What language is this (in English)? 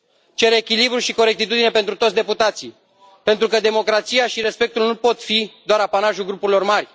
Romanian